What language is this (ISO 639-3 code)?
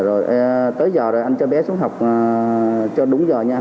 vie